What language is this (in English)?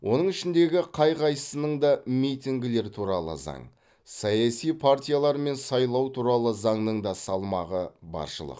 Kazakh